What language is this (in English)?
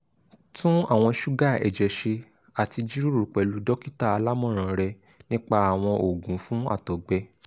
Yoruba